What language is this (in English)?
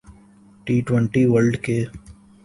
Urdu